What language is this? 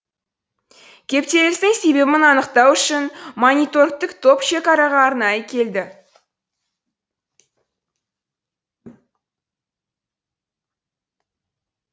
Kazakh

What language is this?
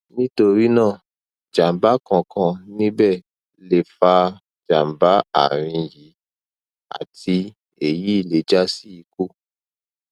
Yoruba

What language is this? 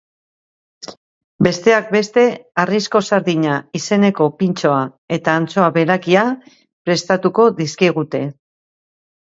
Basque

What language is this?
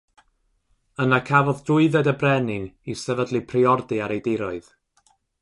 Welsh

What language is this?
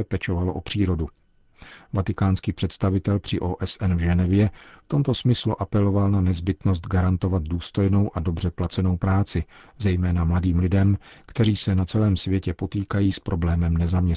Czech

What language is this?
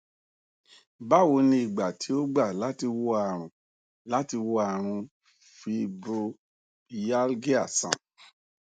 Yoruba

